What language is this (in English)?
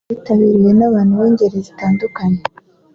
Kinyarwanda